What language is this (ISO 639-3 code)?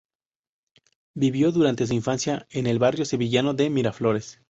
spa